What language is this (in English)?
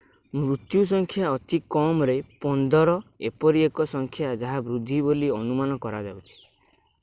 Odia